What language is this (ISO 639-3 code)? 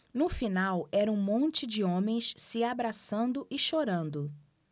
por